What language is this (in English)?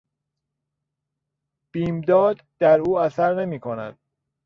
Persian